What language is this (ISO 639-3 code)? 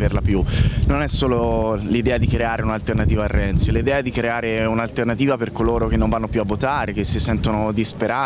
ita